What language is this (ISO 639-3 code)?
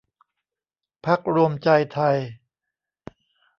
tha